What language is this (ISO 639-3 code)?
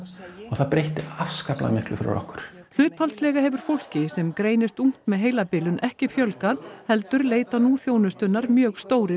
isl